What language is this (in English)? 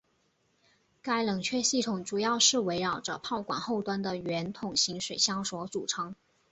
Chinese